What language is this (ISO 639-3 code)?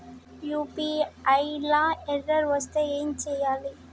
tel